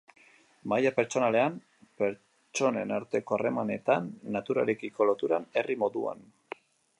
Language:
Basque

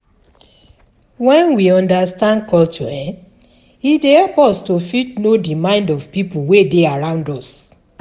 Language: Nigerian Pidgin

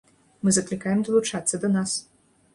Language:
Belarusian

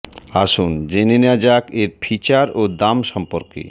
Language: Bangla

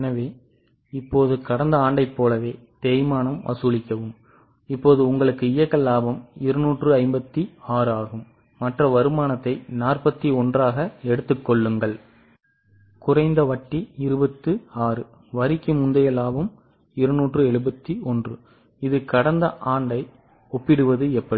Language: Tamil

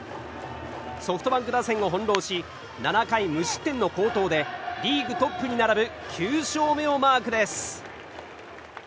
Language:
Japanese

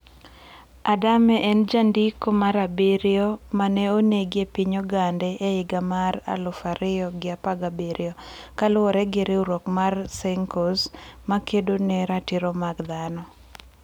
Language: Luo (Kenya and Tanzania)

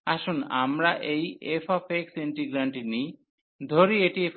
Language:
Bangla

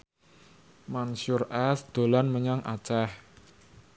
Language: Javanese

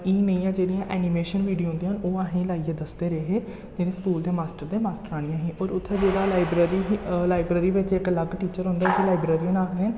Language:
Dogri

